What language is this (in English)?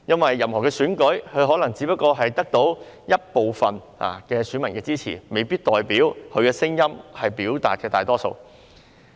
Cantonese